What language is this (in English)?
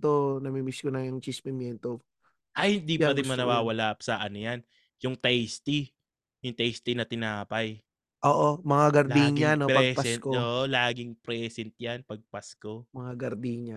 Filipino